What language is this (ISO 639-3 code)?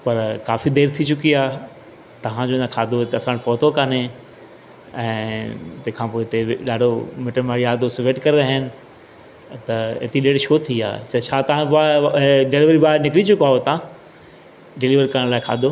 snd